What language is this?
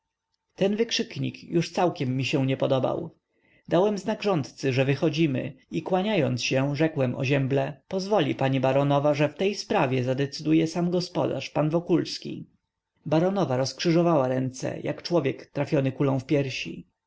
Polish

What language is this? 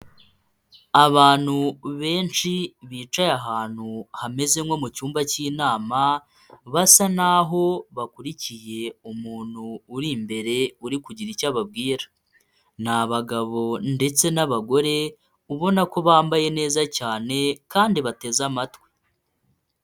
Kinyarwanda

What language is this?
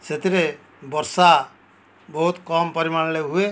Odia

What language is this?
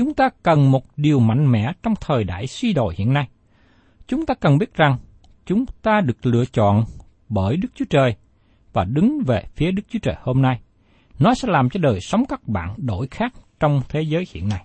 Vietnamese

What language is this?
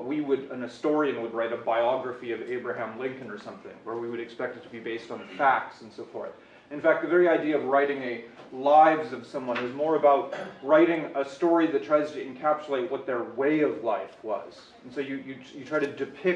English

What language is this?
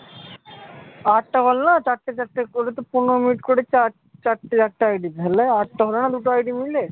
Bangla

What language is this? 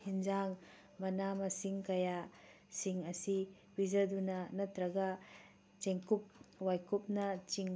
Manipuri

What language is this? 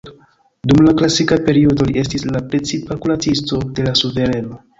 Esperanto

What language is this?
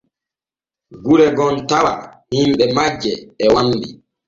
Borgu Fulfulde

